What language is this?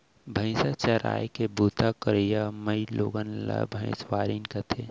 Chhattisgarhi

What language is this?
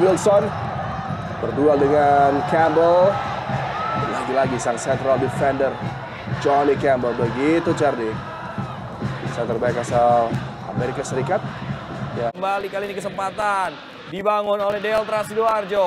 Indonesian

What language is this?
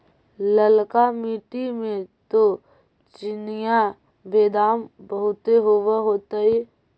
Magahi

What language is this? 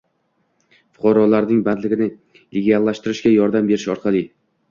Uzbek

